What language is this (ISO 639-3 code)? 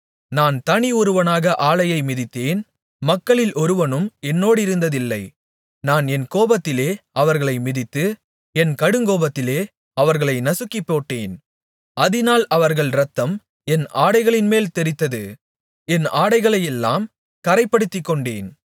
tam